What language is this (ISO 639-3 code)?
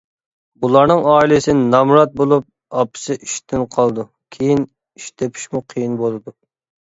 uig